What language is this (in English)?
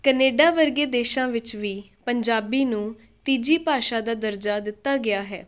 Punjabi